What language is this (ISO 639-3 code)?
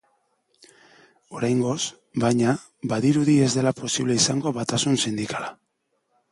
eus